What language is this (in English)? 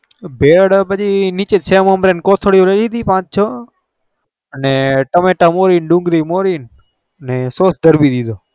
Gujarati